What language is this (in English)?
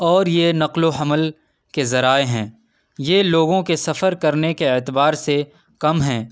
Urdu